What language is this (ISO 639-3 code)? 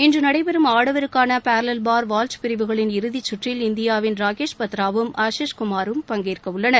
tam